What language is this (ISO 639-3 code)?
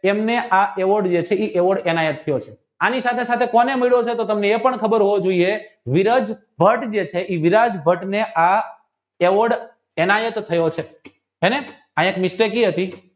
guj